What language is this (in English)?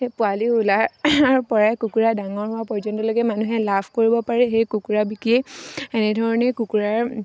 Assamese